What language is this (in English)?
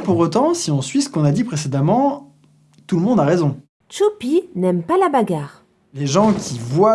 French